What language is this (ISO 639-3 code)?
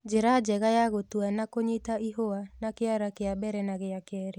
kik